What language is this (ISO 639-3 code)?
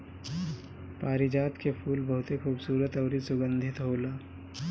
bho